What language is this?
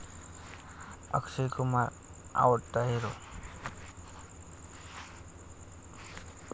Marathi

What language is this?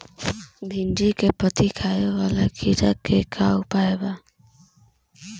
Bhojpuri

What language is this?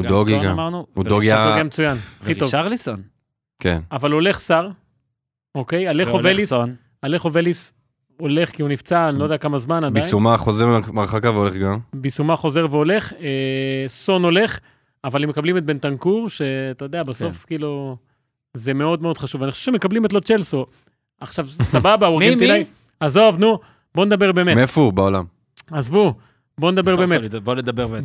Hebrew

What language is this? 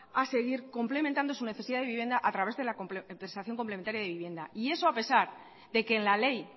Spanish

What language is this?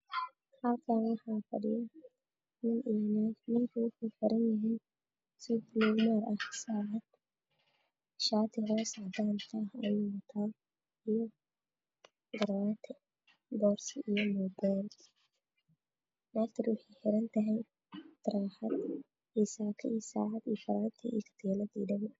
Somali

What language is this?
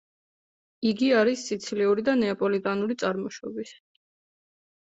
Georgian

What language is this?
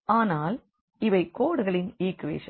Tamil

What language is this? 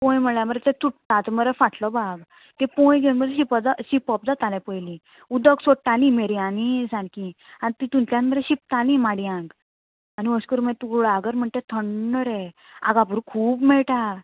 Konkani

